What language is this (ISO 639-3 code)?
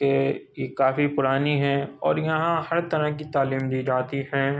urd